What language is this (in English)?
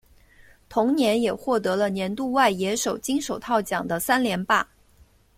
Chinese